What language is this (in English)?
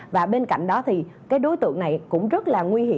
Vietnamese